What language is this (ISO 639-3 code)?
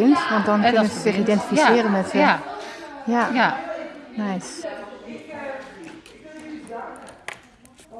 nld